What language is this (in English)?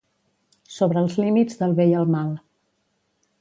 Catalan